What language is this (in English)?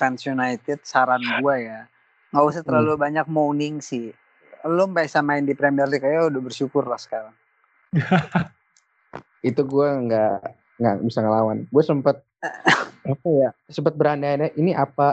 Indonesian